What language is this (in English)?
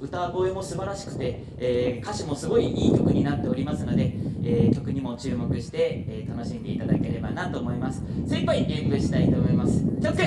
Japanese